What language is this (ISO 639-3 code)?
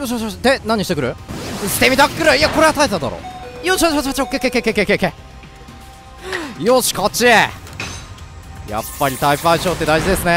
jpn